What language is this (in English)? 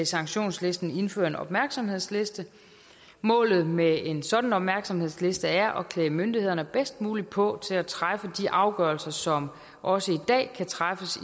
Danish